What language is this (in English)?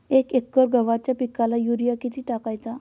Marathi